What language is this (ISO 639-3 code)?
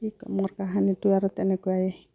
asm